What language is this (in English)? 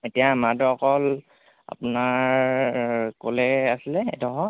Assamese